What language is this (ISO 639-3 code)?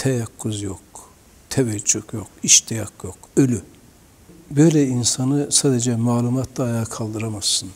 tur